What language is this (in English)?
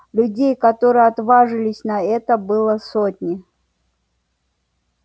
Russian